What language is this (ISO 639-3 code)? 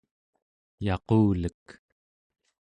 esu